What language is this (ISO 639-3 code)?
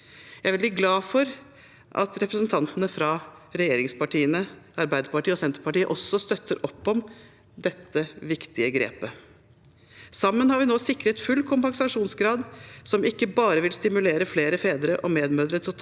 nor